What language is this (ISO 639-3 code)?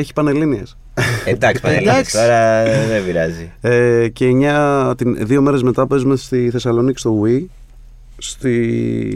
ell